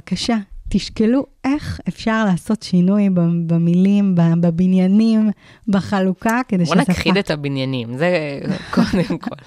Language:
Hebrew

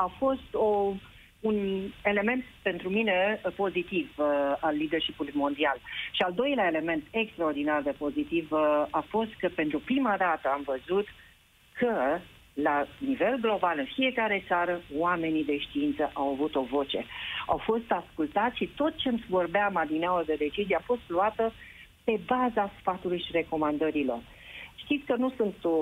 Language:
Romanian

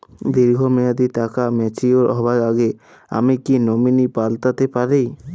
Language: Bangla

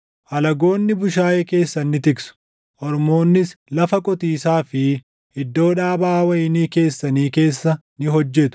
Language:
Oromo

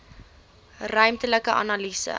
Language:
Afrikaans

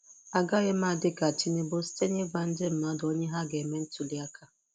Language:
Igbo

